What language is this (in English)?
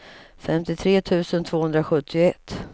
Swedish